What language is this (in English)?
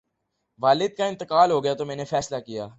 Urdu